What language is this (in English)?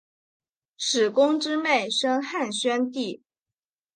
Chinese